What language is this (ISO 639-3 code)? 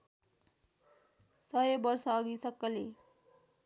nep